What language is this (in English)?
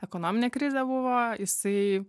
Lithuanian